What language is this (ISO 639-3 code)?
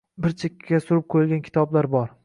uzb